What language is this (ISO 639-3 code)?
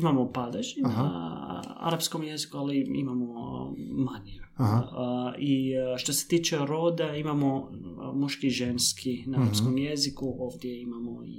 hrv